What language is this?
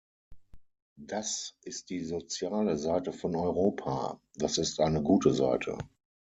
German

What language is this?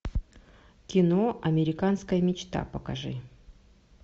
Russian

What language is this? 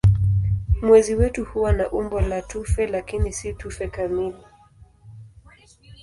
Swahili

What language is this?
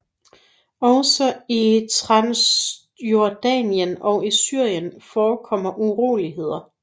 Danish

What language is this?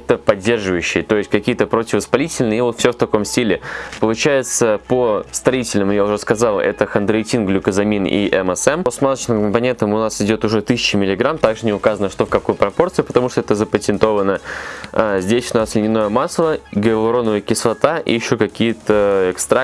Russian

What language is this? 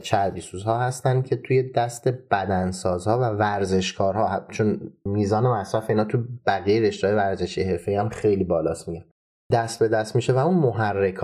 Persian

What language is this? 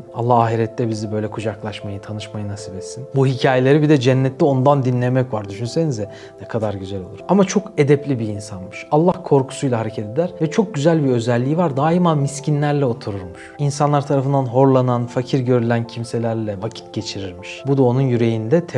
Turkish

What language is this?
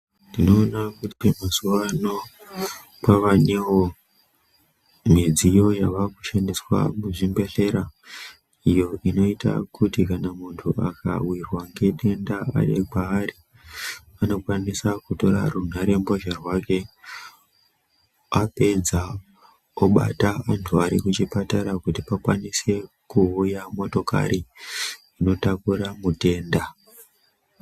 Ndau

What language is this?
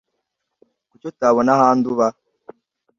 Kinyarwanda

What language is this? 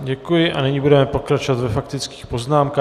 Czech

